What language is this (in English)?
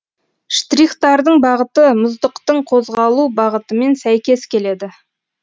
Kazakh